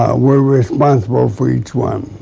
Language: English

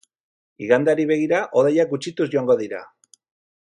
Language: Basque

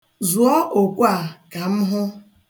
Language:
Igbo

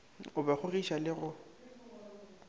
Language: Northern Sotho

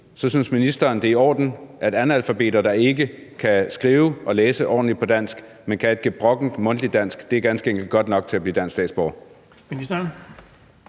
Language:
Danish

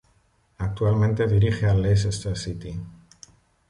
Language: Spanish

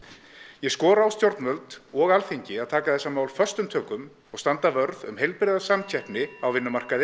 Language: Icelandic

